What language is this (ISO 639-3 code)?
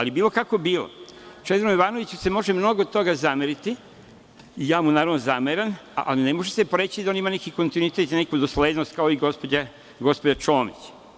srp